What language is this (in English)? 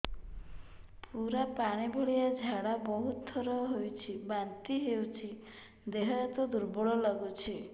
Odia